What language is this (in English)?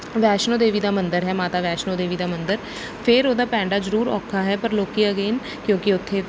Punjabi